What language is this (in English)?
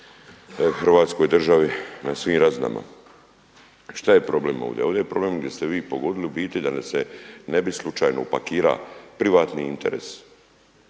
Croatian